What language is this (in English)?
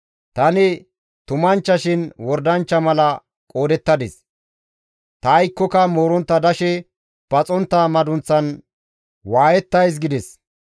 Gamo